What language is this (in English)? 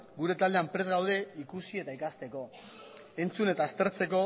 Basque